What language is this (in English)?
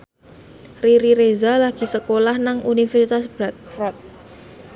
Javanese